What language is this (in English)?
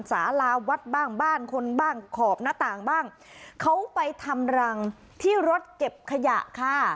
Thai